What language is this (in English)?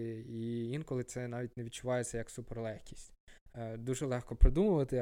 Ukrainian